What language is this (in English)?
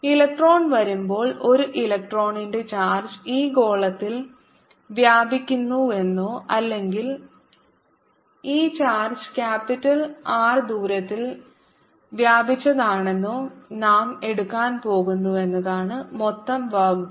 Malayalam